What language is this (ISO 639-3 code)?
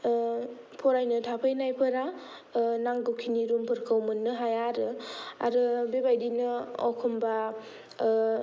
brx